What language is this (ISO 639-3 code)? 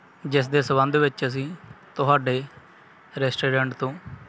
pan